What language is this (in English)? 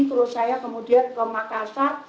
Indonesian